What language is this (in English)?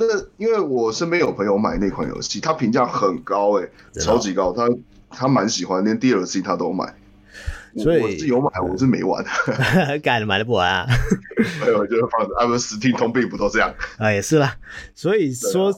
Chinese